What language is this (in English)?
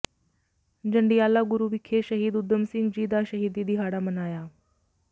Punjabi